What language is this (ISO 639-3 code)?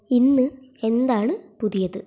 mal